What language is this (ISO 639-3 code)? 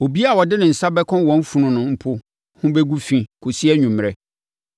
aka